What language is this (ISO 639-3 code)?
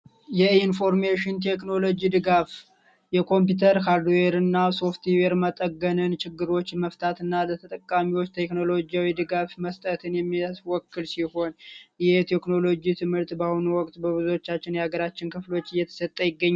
amh